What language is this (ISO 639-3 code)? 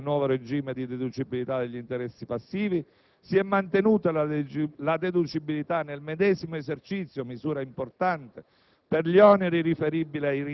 ita